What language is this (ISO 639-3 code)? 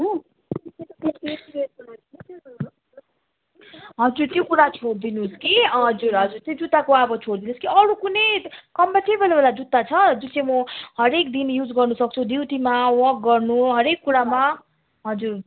nep